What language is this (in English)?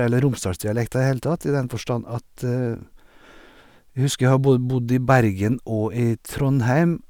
Norwegian